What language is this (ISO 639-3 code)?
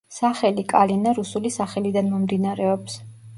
kat